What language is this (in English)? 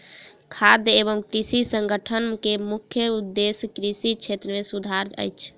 Maithili